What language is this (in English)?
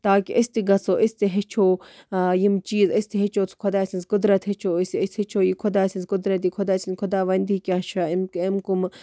Kashmiri